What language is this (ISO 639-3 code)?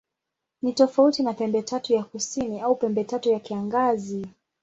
swa